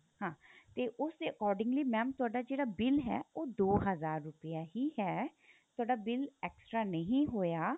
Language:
Punjabi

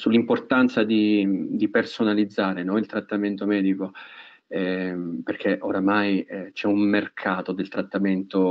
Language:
Italian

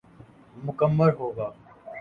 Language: Urdu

